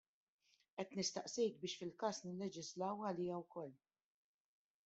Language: Maltese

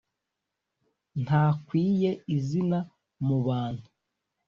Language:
Kinyarwanda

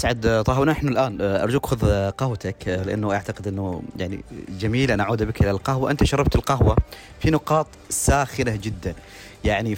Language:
Arabic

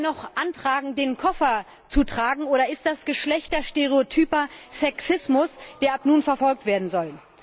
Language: German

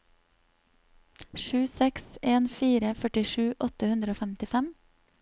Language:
Norwegian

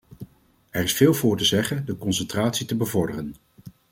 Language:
Dutch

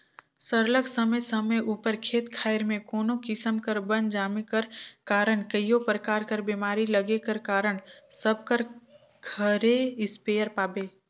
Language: Chhattisgarhi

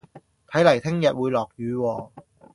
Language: Cantonese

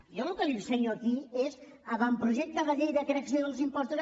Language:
Catalan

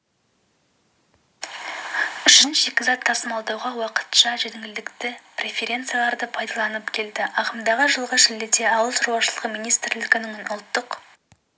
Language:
Kazakh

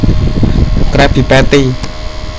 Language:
Javanese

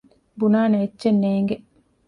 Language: Divehi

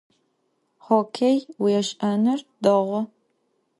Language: Adyghe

